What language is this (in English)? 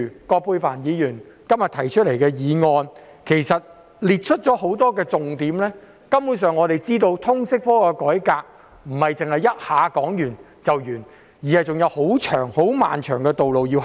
Cantonese